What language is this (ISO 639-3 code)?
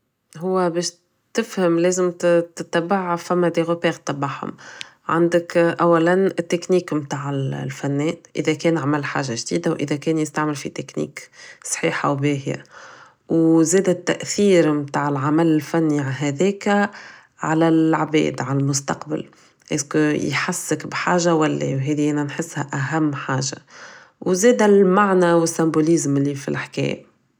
aeb